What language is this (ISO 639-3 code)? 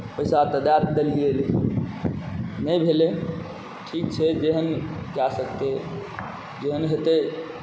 mai